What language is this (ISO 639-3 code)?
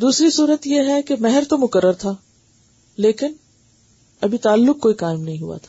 urd